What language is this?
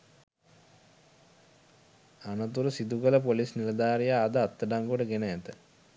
Sinhala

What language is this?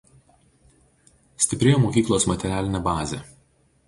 Lithuanian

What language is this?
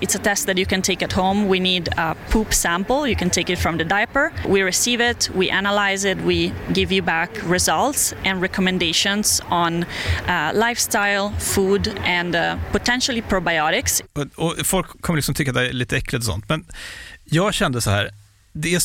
Swedish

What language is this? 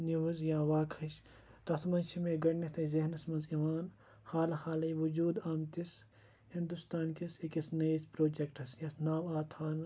Kashmiri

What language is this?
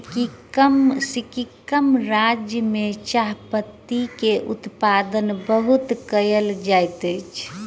Maithili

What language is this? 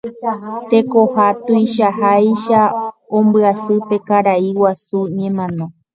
Guarani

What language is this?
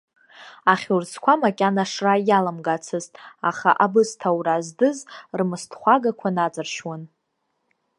Abkhazian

